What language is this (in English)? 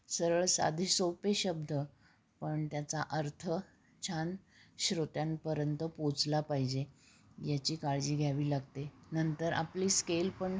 Marathi